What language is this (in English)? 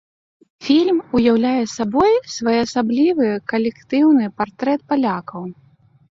Belarusian